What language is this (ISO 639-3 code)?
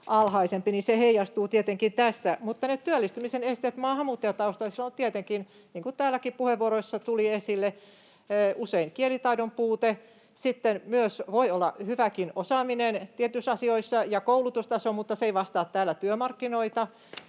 fin